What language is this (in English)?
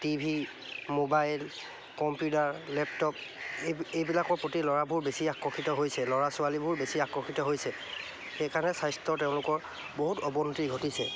Assamese